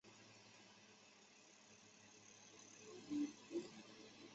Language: Chinese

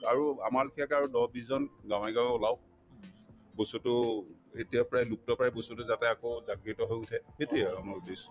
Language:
Assamese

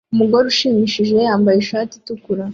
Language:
Kinyarwanda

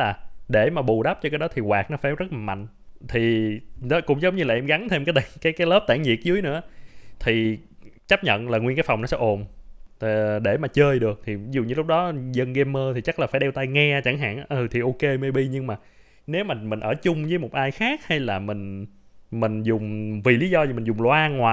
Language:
Vietnamese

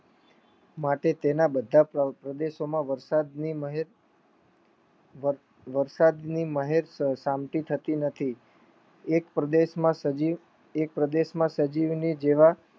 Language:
Gujarati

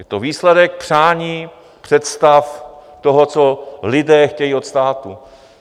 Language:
Czech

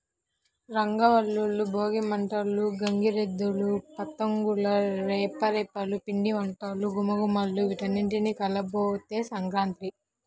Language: Telugu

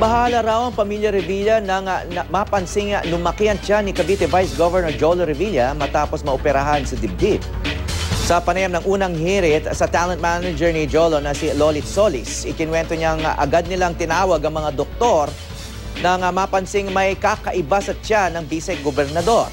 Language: Filipino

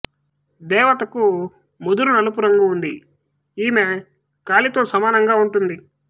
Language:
Telugu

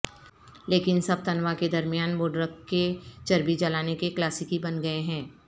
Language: Urdu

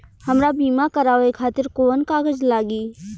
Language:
Bhojpuri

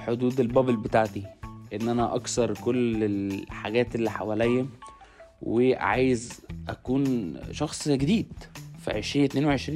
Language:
Arabic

